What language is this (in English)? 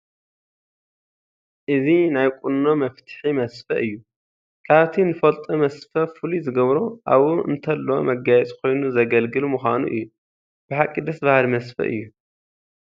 Tigrinya